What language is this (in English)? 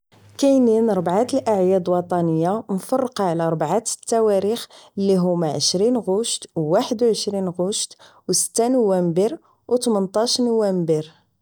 Moroccan Arabic